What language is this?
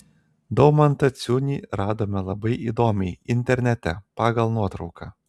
Lithuanian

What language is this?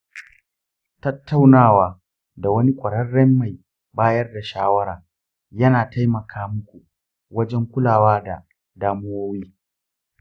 Hausa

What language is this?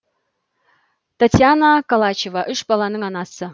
Kazakh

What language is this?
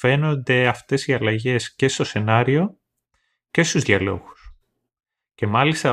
Greek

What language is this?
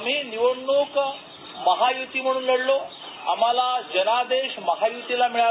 Marathi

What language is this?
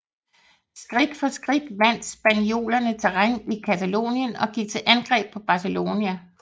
Danish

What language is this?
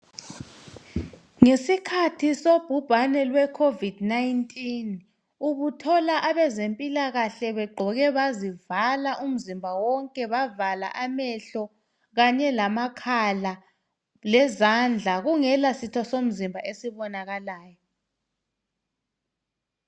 North Ndebele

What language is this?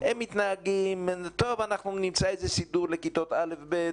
Hebrew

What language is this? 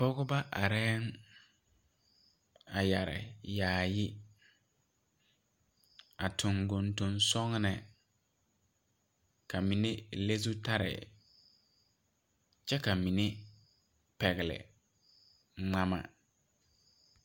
Southern Dagaare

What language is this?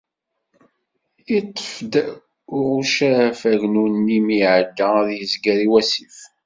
Kabyle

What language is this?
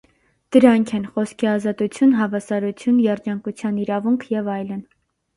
Armenian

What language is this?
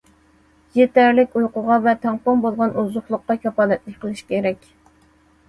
Uyghur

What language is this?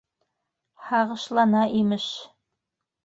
Bashkir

